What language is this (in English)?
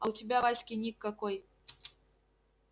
Russian